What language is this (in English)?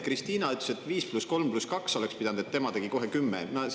Estonian